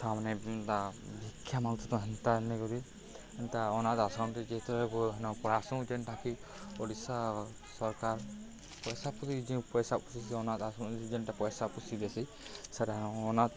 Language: Odia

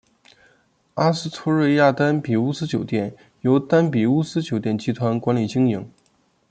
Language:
Chinese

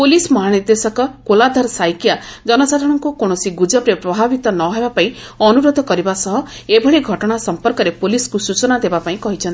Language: Odia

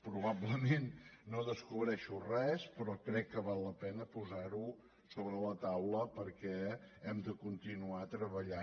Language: Catalan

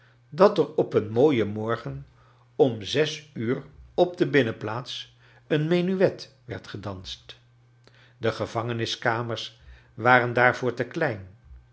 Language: Dutch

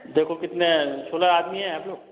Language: Hindi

